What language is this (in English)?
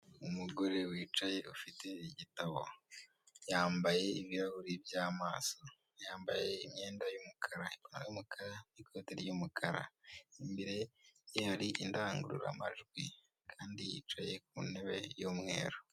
Kinyarwanda